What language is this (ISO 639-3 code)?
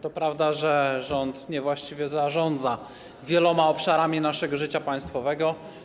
pol